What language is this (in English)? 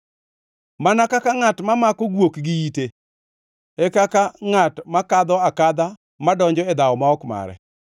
Luo (Kenya and Tanzania)